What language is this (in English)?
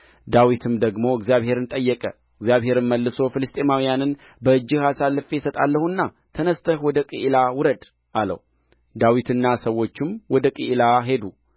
Amharic